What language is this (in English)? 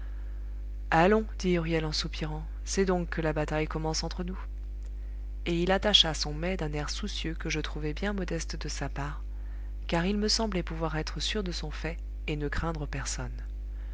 French